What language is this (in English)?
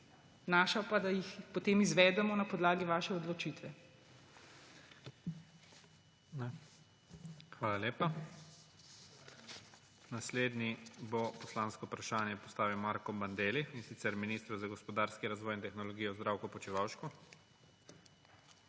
Slovenian